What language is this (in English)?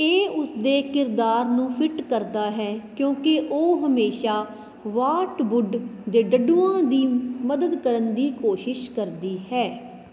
Punjabi